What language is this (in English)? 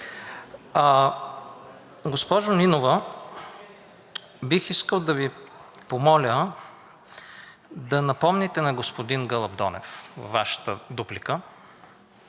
Bulgarian